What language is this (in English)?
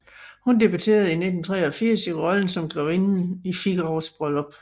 Danish